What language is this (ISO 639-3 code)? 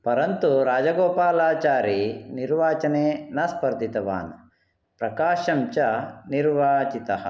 san